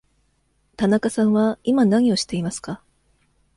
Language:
Japanese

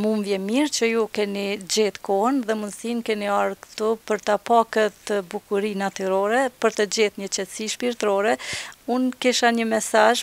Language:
Romanian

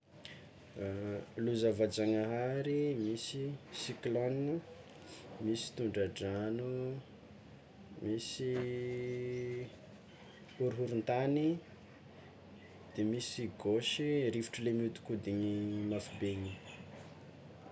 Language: Tsimihety Malagasy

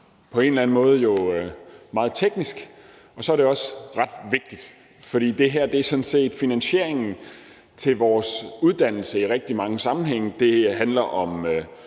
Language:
Danish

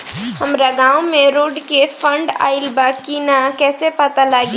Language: Bhojpuri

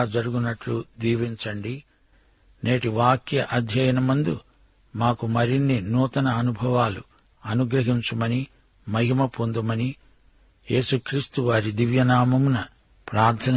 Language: Telugu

